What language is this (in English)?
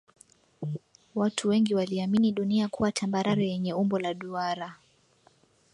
Swahili